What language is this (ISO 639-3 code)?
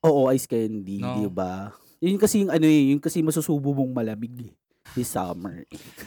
fil